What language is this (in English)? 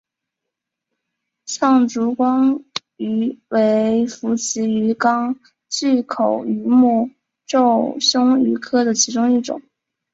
Chinese